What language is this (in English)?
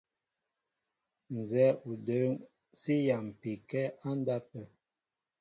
Mbo (Cameroon)